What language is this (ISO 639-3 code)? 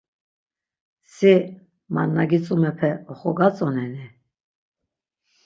lzz